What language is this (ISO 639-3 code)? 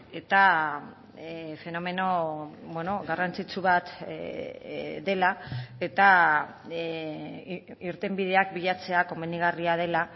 eus